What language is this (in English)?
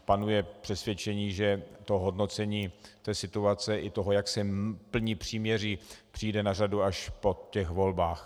Czech